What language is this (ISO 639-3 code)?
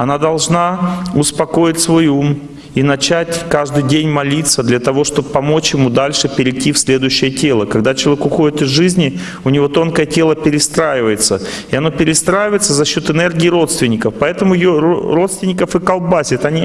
rus